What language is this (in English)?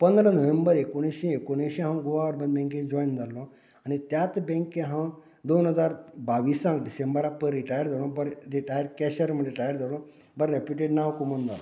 Konkani